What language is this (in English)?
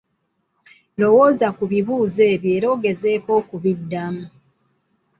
Ganda